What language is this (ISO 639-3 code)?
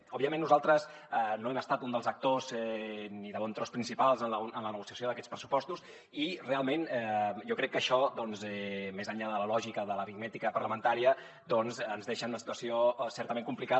cat